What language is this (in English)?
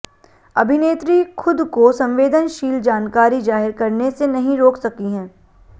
Hindi